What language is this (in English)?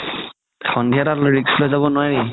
Assamese